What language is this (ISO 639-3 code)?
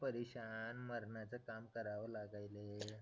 mar